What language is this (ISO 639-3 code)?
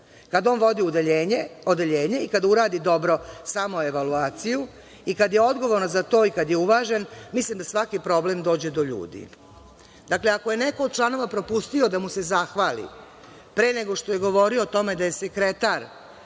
srp